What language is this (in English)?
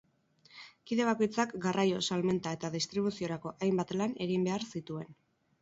Basque